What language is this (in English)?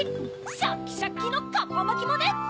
Japanese